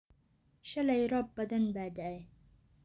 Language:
Somali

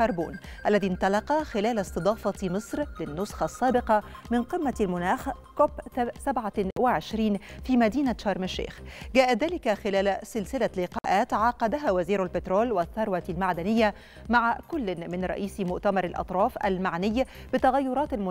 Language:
Arabic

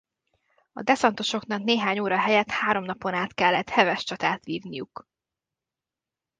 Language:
Hungarian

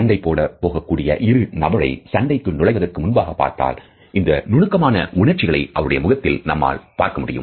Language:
Tamil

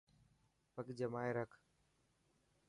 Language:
Dhatki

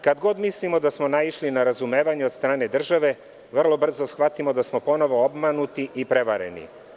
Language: Serbian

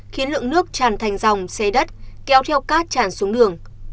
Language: Vietnamese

